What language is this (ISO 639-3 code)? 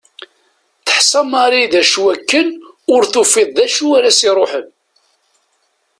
kab